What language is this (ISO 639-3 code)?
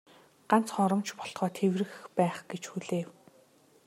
mon